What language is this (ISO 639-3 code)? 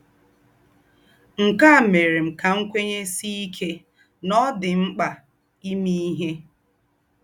ibo